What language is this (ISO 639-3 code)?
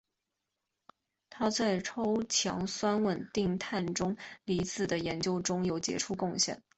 zho